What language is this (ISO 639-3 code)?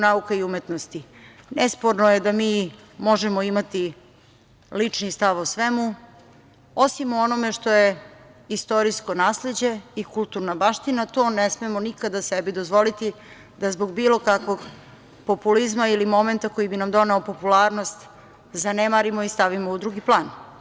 srp